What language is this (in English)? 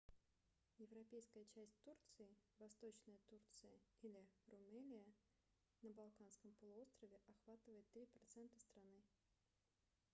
Russian